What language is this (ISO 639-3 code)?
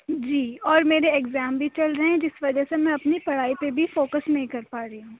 urd